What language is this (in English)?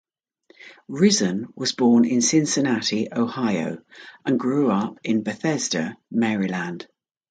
English